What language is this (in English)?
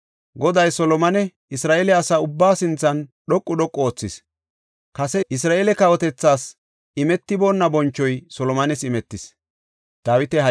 Gofa